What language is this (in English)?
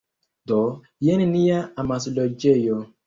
Esperanto